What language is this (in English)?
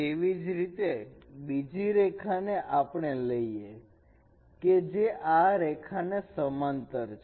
Gujarati